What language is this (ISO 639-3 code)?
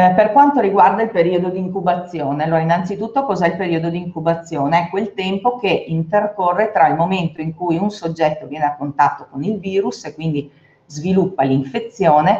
ita